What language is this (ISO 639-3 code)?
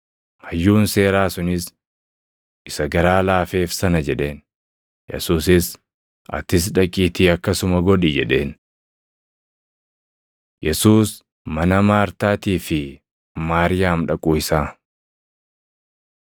orm